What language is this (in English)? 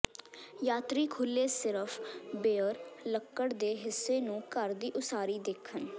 Punjabi